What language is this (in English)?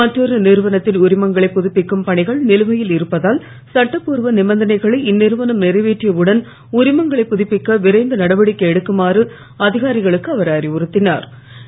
Tamil